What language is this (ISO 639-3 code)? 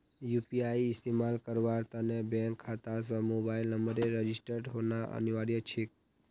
mag